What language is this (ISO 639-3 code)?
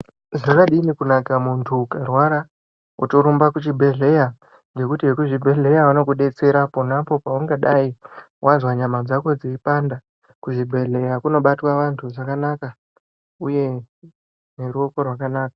ndc